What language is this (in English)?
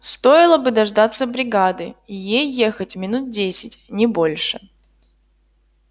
Russian